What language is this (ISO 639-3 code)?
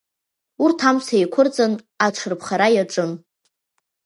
abk